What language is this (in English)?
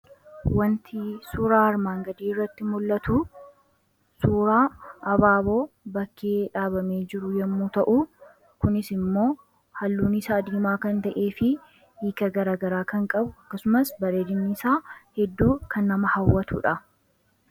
Oromo